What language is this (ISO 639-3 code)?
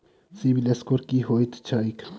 mai